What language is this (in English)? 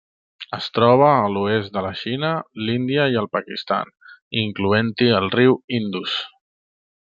Catalan